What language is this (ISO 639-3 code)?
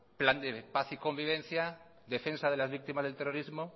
spa